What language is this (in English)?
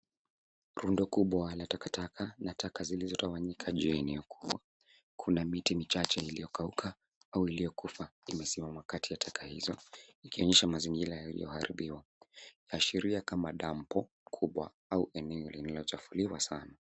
Swahili